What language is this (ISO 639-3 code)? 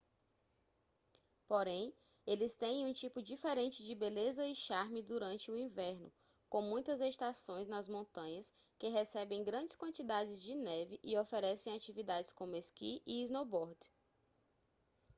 por